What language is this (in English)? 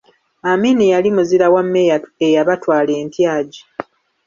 Ganda